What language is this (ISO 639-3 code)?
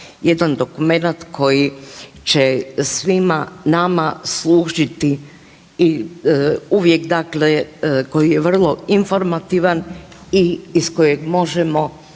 hrv